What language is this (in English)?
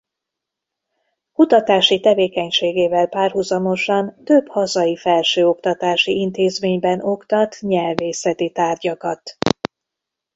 Hungarian